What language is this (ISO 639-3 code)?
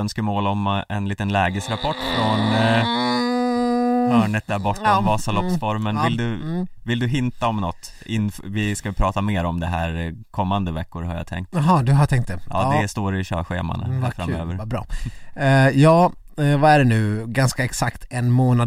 swe